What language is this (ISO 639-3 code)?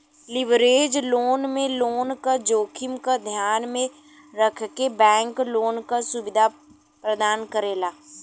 bho